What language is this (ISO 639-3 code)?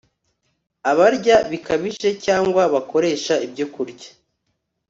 kin